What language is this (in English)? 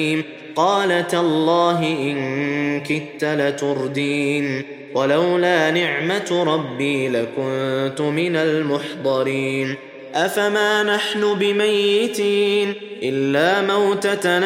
Arabic